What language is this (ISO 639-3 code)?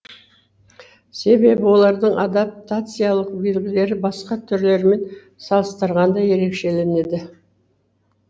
kaz